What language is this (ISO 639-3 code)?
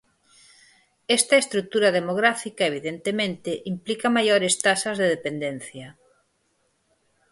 glg